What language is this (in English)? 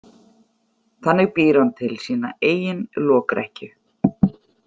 Icelandic